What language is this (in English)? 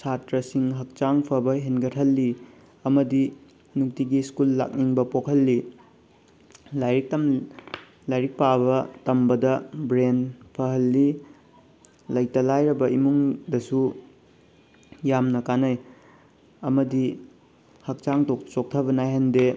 Manipuri